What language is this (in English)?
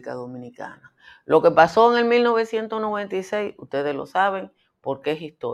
Spanish